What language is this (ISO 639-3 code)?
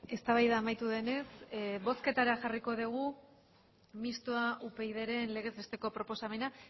eus